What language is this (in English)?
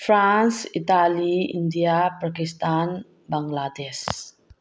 Manipuri